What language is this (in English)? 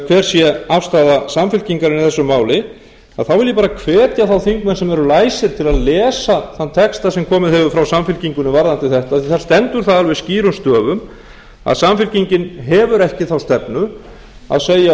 Icelandic